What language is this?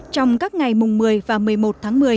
Vietnamese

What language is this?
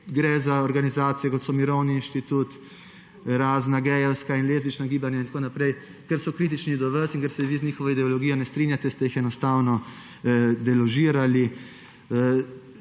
Slovenian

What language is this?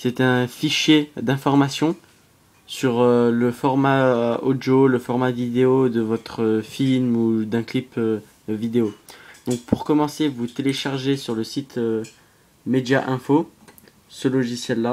French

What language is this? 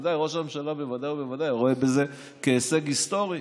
Hebrew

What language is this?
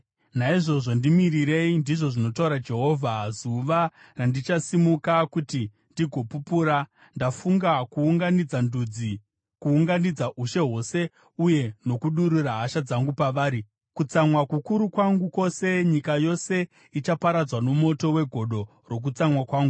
Shona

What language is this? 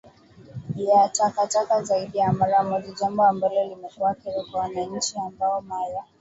Swahili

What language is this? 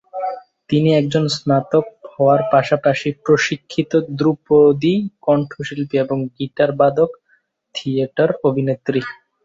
Bangla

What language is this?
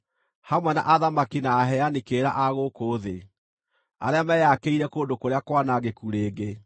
Kikuyu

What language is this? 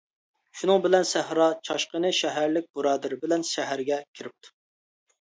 Uyghur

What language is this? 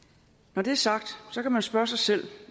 Danish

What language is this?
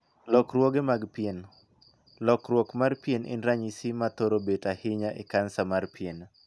Luo (Kenya and Tanzania)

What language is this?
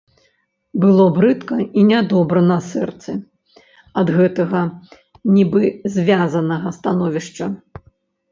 Belarusian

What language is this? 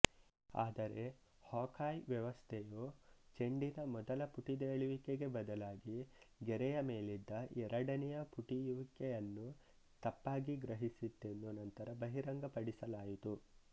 Kannada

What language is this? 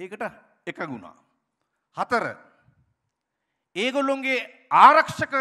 Indonesian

